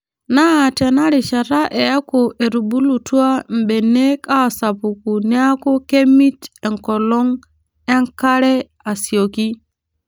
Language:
Masai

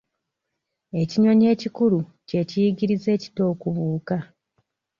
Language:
Ganda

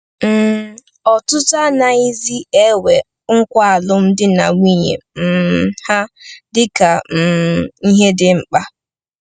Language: Igbo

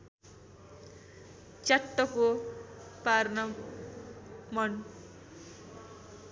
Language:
Nepali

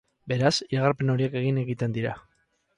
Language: Basque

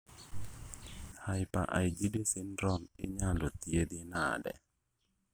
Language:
Luo (Kenya and Tanzania)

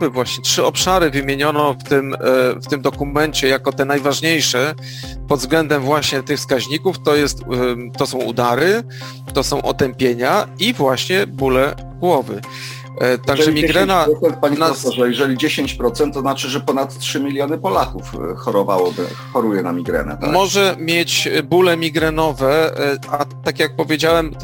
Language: Polish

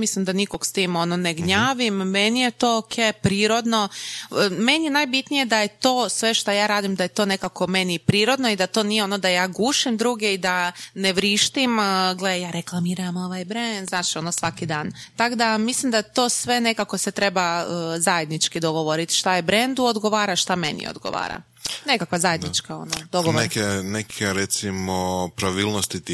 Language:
Croatian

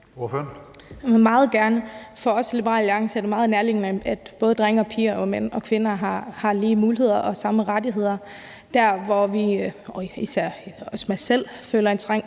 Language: Danish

